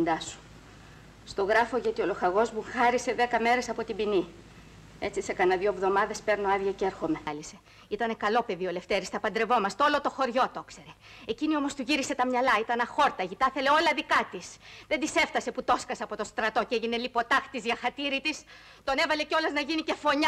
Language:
Greek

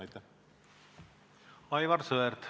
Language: Estonian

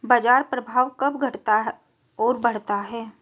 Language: Hindi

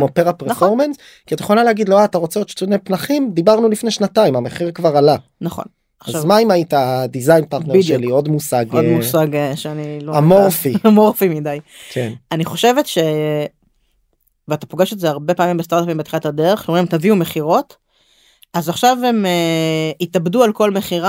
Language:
Hebrew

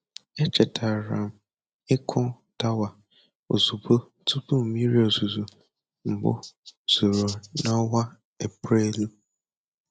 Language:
Igbo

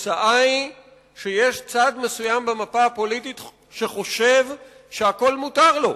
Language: Hebrew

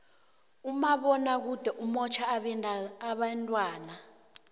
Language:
South Ndebele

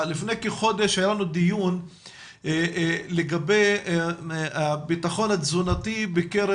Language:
Hebrew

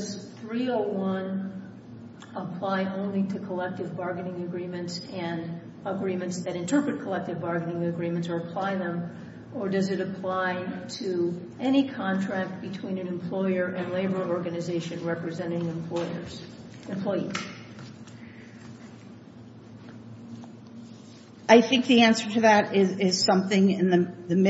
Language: English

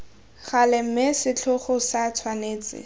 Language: Tswana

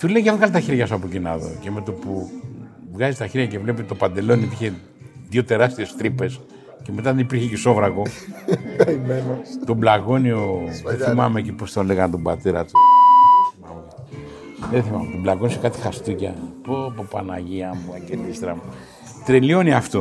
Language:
Greek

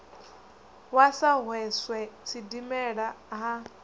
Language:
Venda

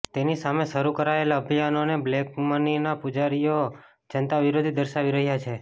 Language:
Gujarati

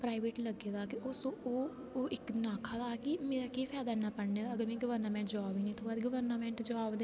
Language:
Dogri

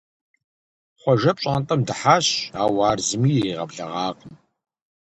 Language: Kabardian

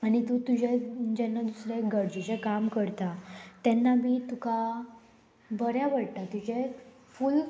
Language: Konkani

